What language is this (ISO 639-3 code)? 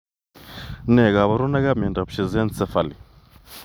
kln